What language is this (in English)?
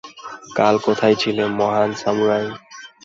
Bangla